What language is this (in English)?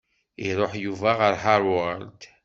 Kabyle